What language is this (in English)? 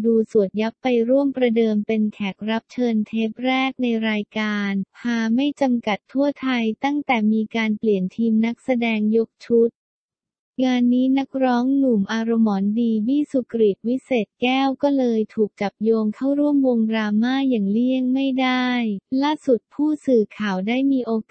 Thai